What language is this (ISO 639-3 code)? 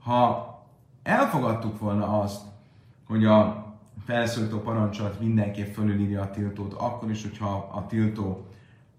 hun